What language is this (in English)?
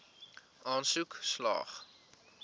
Afrikaans